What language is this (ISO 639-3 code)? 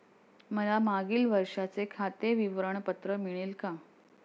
mar